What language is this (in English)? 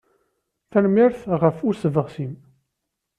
Kabyle